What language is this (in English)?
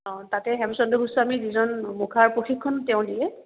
Assamese